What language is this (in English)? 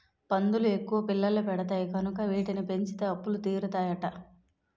Telugu